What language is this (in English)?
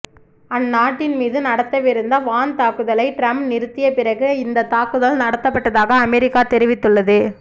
Tamil